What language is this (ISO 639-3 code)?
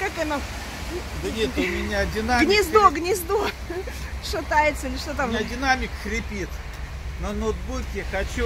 rus